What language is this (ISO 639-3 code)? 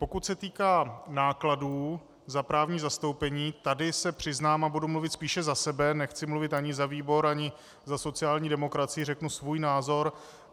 ces